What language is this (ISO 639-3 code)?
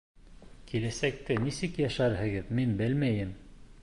bak